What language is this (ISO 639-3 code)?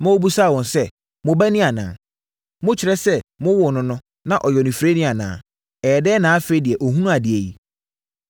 aka